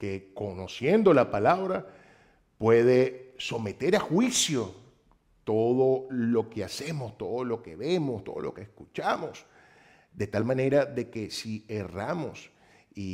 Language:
Spanish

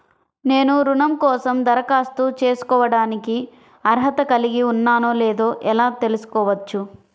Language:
Telugu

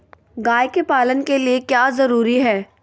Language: Magahi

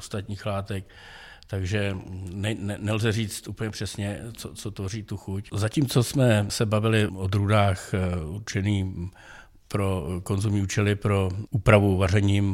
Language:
Czech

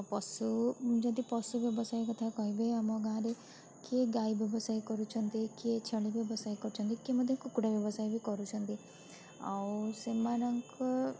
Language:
Odia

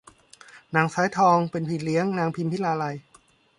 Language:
Thai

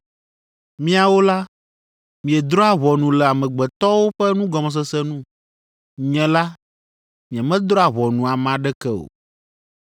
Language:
Ewe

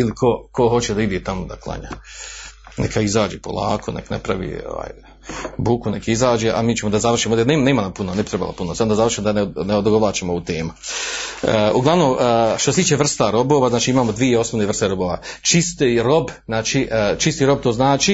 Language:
Croatian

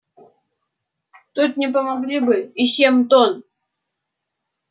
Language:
Russian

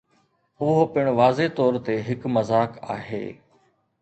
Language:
Sindhi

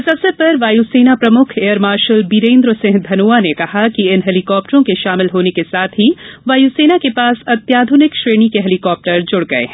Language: Hindi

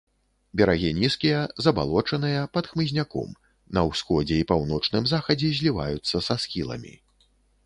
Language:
Belarusian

